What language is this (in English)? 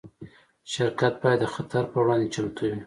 Pashto